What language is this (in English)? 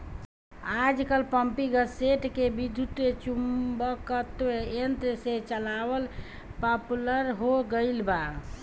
Bhojpuri